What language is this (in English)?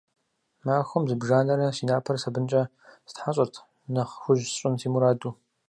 Kabardian